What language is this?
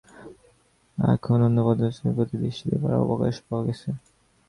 Bangla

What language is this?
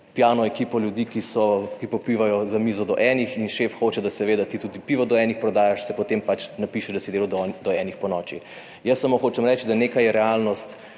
Slovenian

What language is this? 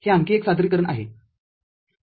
Marathi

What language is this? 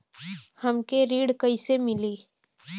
Bhojpuri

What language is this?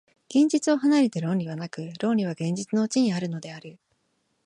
Japanese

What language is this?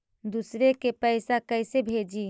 Magahi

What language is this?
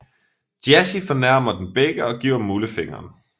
Danish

